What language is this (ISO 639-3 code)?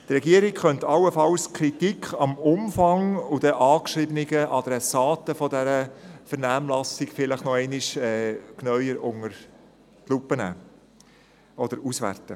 gsw